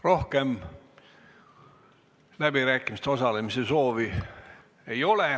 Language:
Estonian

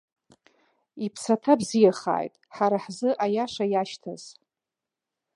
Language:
Abkhazian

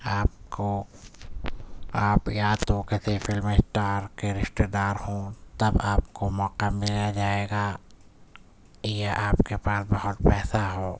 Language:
Urdu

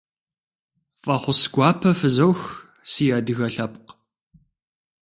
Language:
Kabardian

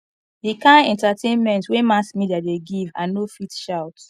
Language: Nigerian Pidgin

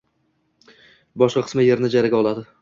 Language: Uzbek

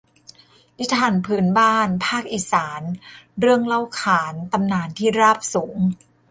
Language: Thai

